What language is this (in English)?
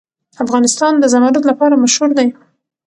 Pashto